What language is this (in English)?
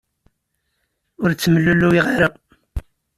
Kabyle